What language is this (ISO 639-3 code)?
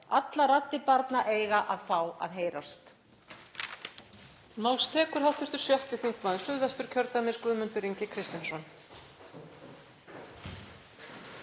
isl